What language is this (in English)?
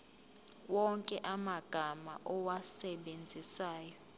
Zulu